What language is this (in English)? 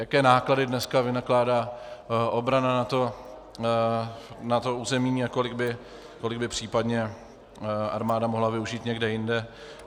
Czech